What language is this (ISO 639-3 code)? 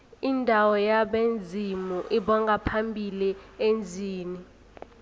nbl